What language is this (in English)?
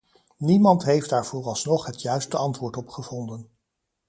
Dutch